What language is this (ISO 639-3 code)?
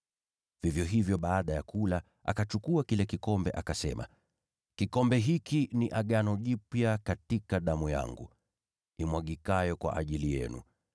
swa